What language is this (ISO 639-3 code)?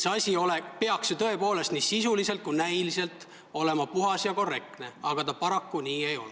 est